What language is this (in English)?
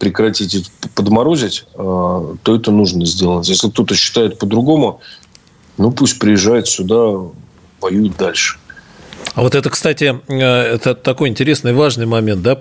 Russian